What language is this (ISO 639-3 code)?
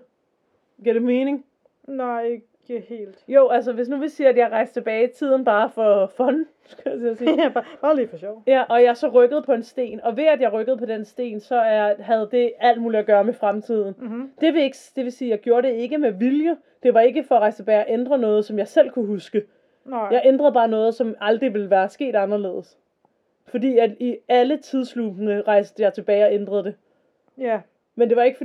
dan